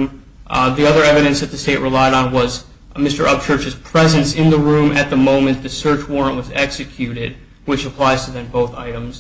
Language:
English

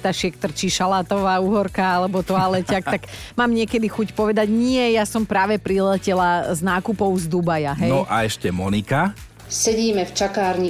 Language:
Slovak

